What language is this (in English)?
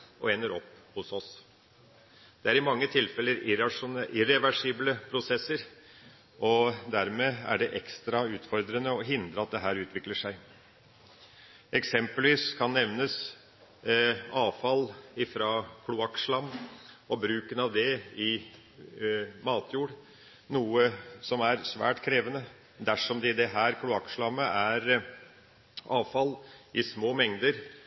Norwegian Bokmål